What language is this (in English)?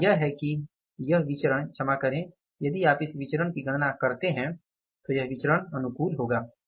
Hindi